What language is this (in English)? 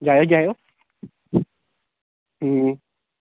Dogri